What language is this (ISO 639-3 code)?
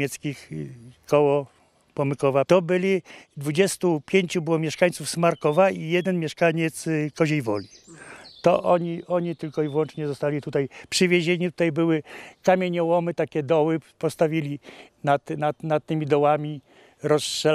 pol